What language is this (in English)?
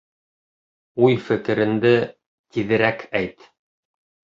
Bashkir